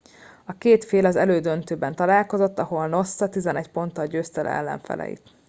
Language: Hungarian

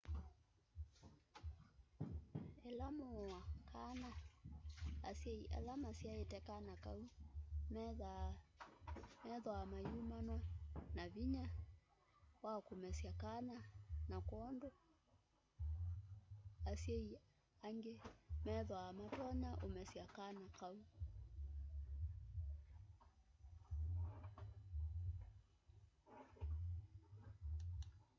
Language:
Kamba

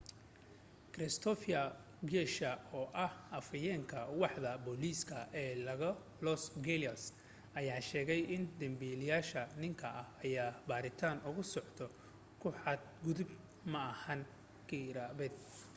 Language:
Somali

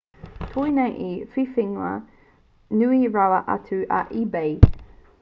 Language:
Māori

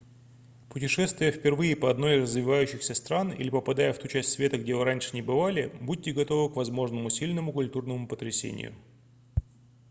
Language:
Russian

